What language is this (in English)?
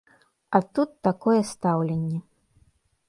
Belarusian